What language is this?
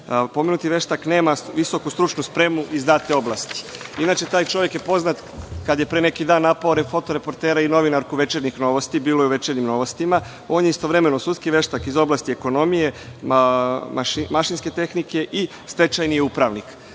Serbian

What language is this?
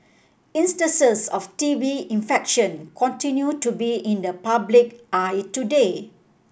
English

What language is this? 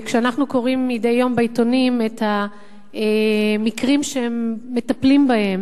Hebrew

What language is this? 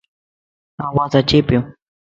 Lasi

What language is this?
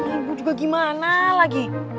Indonesian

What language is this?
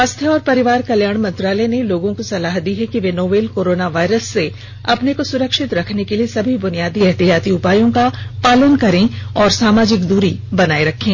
Hindi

